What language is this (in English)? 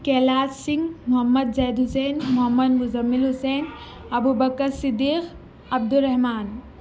Urdu